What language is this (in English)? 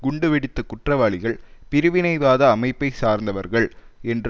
Tamil